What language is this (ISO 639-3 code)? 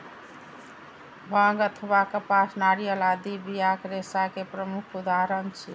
mai